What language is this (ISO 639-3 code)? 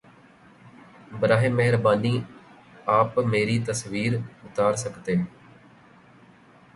urd